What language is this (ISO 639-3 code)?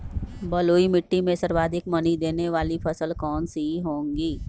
mag